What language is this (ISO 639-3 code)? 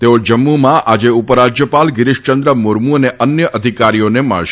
guj